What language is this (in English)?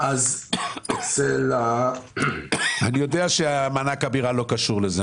Hebrew